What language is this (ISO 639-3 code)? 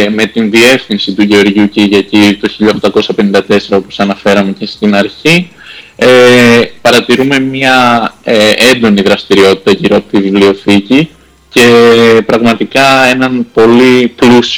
ell